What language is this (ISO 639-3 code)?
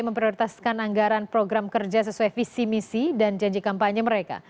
ind